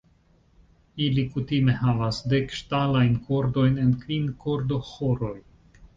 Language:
Esperanto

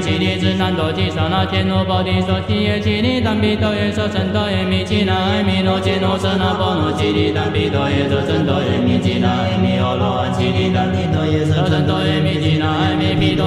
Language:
Chinese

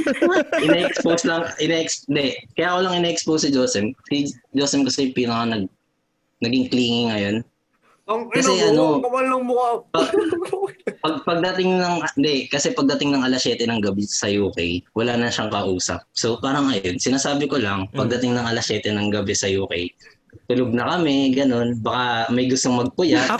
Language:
Filipino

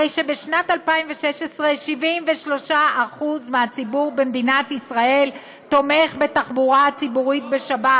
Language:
Hebrew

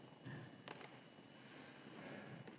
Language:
Slovenian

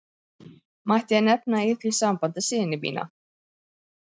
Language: Icelandic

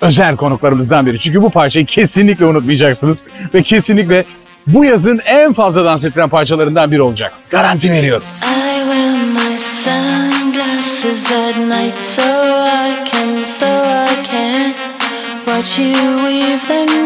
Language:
Turkish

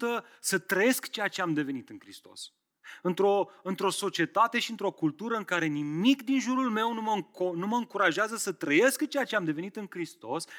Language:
Romanian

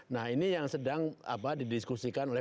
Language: Indonesian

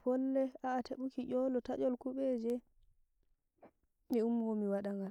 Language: Nigerian Fulfulde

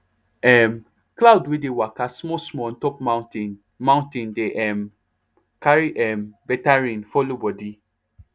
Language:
Nigerian Pidgin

